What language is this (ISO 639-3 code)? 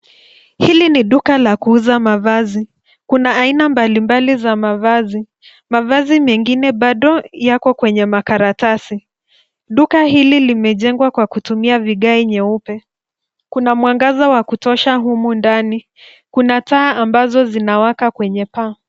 swa